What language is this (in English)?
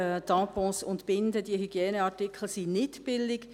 Swiss German